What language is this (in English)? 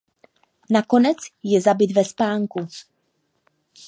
Czech